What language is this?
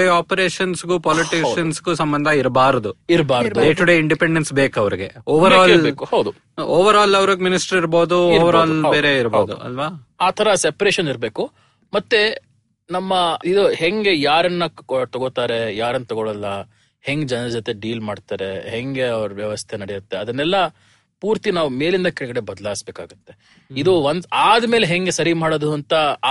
Kannada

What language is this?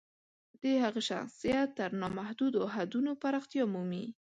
Pashto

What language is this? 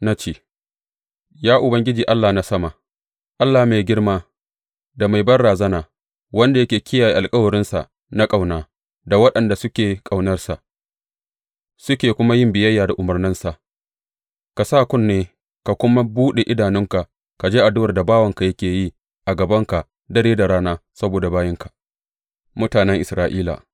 Hausa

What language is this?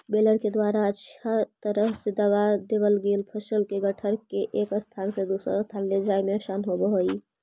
Magahi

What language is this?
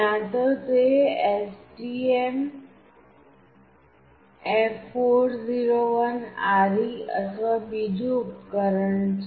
Gujarati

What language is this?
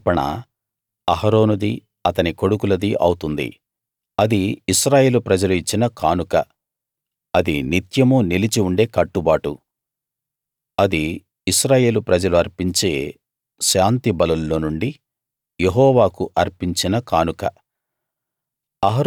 Telugu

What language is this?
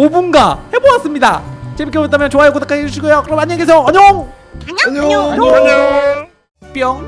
Korean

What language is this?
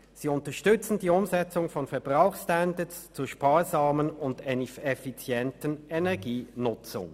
Swiss German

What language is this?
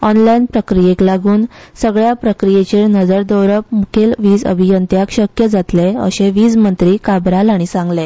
Konkani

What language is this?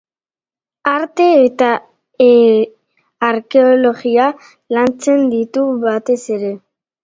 Basque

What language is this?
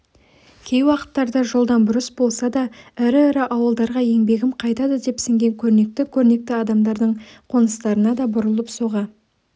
Kazakh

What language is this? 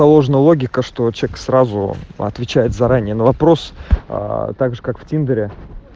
Russian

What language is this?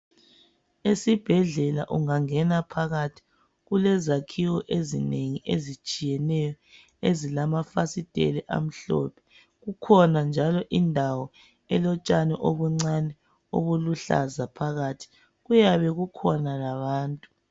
North Ndebele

